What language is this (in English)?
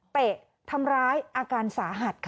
Thai